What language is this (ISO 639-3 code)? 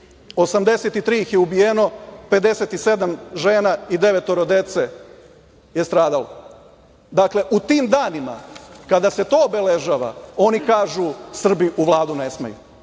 srp